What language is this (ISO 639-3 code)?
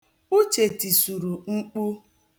ibo